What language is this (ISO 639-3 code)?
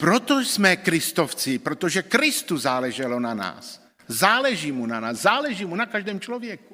ces